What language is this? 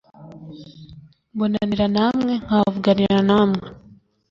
Kinyarwanda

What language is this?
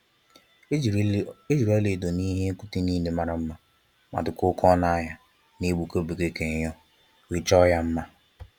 Igbo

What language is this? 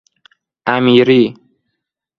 Persian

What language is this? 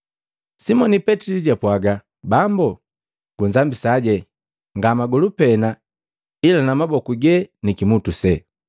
Matengo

